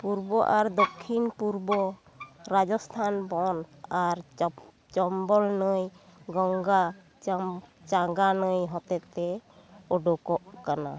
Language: Santali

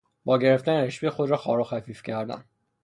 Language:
Persian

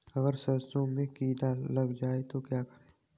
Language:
Hindi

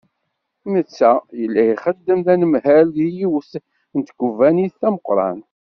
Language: Kabyle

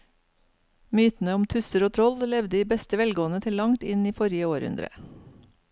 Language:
Norwegian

